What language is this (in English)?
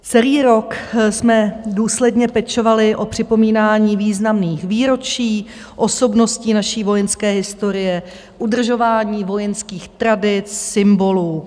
Czech